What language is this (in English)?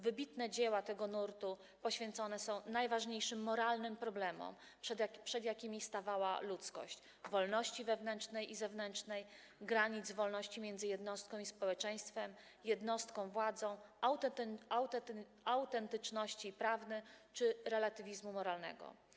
Polish